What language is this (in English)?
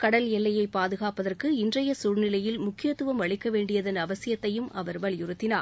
Tamil